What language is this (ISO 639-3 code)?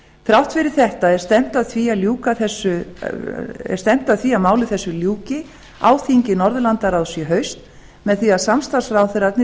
isl